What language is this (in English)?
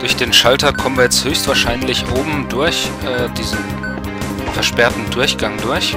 German